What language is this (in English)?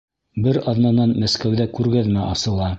Bashkir